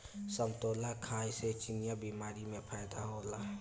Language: Bhojpuri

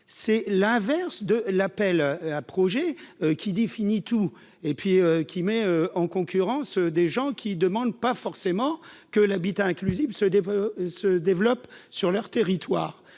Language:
French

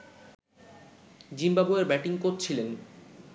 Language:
Bangla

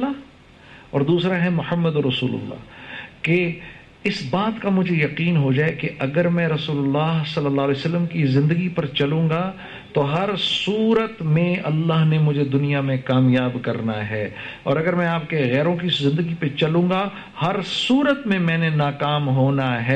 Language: Urdu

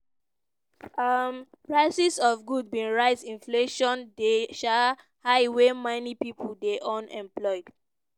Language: Nigerian Pidgin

